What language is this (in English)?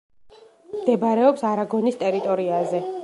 Georgian